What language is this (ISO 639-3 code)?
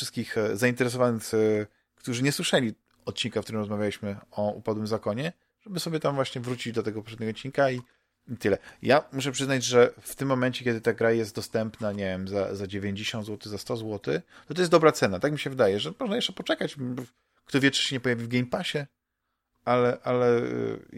pol